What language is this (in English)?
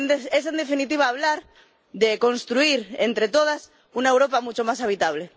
Spanish